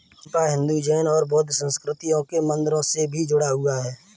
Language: Hindi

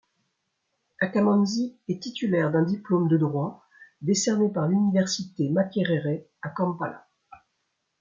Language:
French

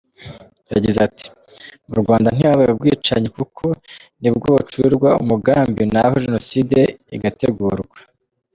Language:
Kinyarwanda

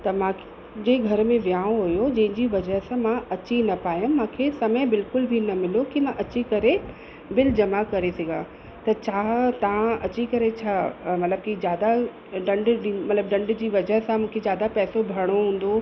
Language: Sindhi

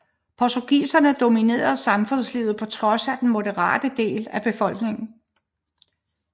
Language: Danish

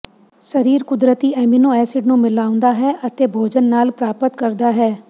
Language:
Punjabi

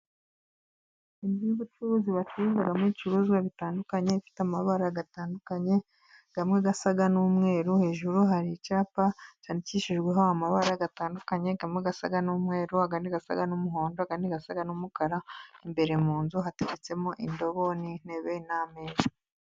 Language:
Kinyarwanda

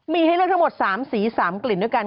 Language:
Thai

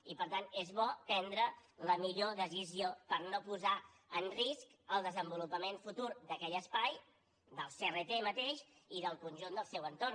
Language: Catalan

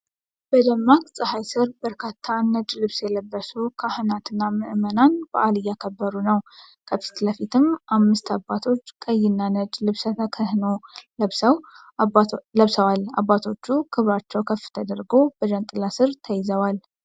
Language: Amharic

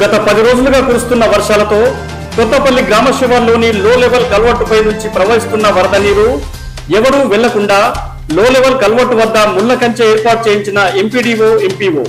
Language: Telugu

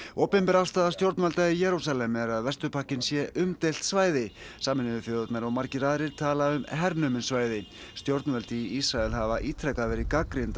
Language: Icelandic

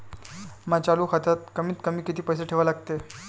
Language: Marathi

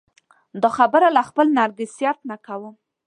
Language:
Pashto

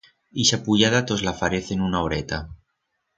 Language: Aragonese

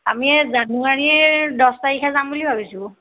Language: Assamese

